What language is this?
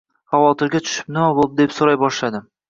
Uzbek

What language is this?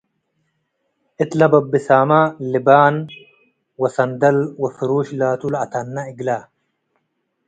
Tigre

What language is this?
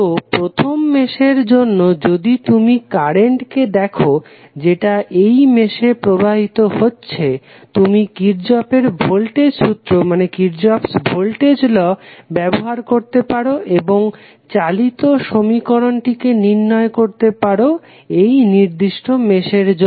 Bangla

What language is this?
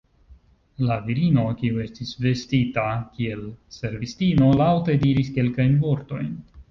Esperanto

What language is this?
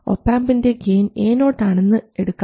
Malayalam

